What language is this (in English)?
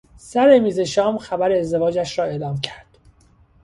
Persian